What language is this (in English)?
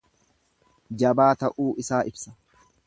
Oromo